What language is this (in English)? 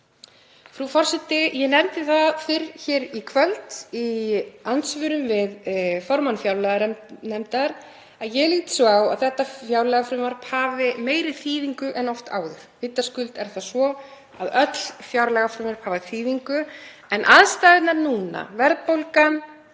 Icelandic